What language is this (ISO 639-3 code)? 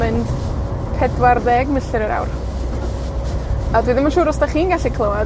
cym